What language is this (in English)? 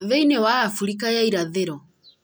Kikuyu